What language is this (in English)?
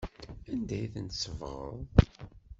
Kabyle